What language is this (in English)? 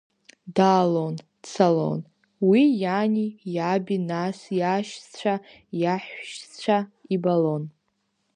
Abkhazian